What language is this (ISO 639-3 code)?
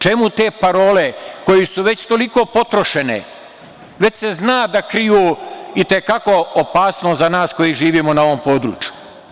srp